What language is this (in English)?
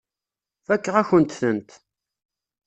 Kabyle